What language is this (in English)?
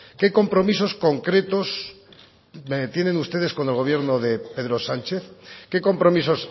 Spanish